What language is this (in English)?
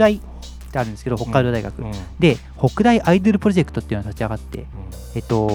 Japanese